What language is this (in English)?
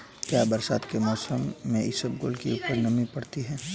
Hindi